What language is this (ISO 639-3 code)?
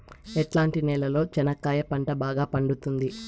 tel